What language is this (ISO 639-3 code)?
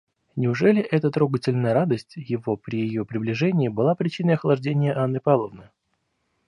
rus